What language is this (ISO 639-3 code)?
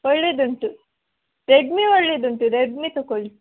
kan